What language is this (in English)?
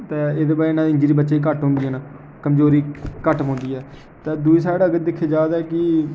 Dogri